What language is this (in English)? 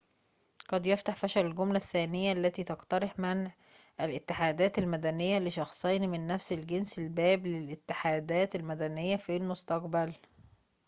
Arabic